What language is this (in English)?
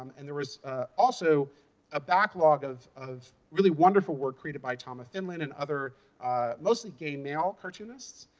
English